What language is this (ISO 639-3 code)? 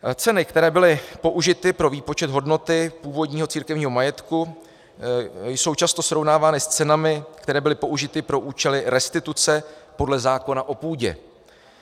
ces